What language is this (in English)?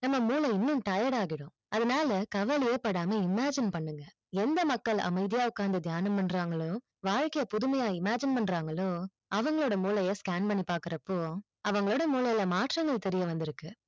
Tamil